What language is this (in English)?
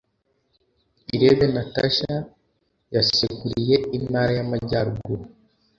Kinyarwanda